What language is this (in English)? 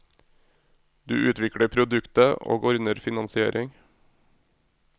Norwegian